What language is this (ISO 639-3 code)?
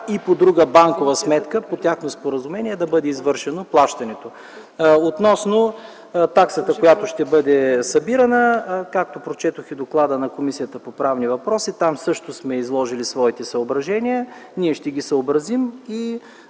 bul